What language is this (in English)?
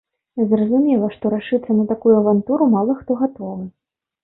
Belarusian